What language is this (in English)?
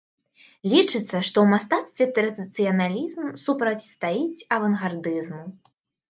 Belarusian